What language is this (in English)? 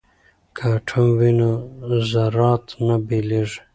Pashto